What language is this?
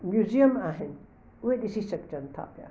Sindhi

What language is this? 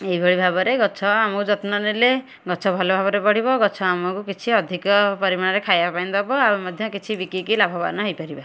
Odia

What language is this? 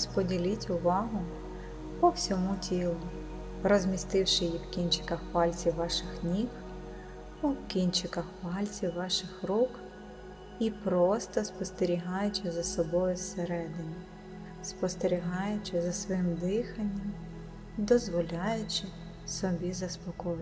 Ukrainian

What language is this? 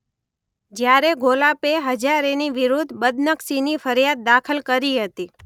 Gujarati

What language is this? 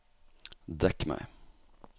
Norwegian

